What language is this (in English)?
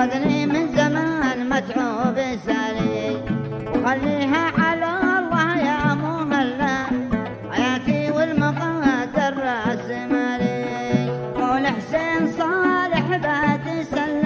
Arabic